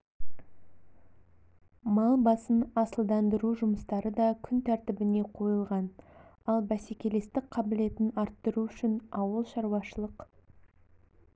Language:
Kazakh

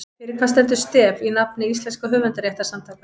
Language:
Icelandic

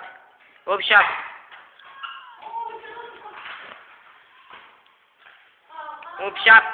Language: Romanian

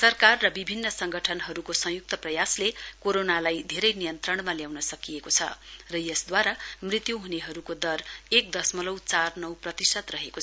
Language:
Nepali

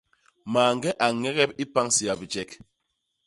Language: Basaa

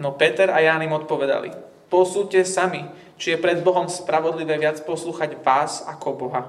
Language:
Slovak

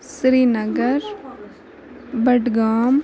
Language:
Kashmiri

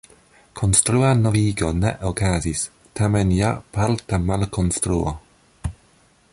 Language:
Esperanto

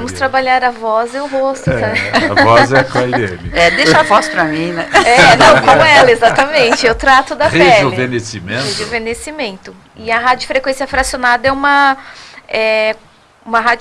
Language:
Portuguese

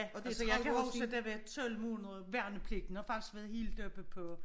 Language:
Danish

